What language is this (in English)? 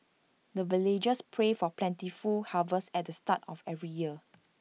English